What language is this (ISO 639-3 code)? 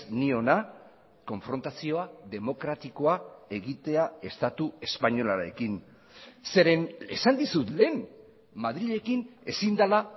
eus